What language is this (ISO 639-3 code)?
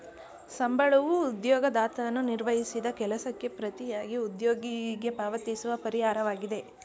kan